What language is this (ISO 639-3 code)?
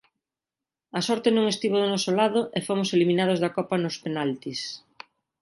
glg